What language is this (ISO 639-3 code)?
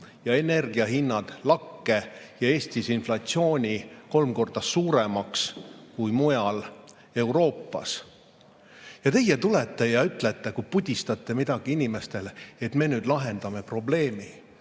est